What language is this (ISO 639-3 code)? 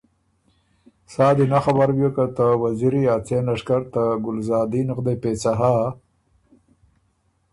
oru